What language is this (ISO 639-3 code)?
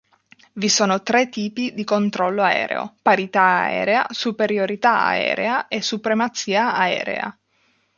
ita